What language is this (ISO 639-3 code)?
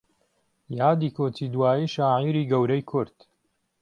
ckb